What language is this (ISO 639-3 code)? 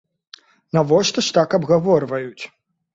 bel